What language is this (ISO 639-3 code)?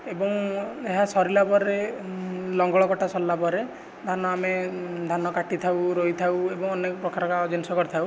ori